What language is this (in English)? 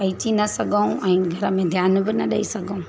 Sindhi